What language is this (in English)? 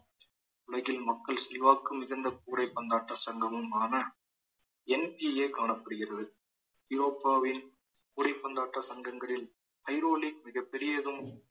Tamil